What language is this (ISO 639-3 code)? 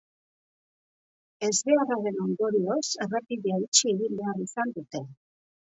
eus